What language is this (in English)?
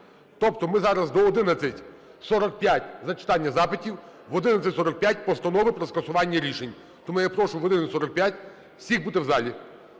Ukrainian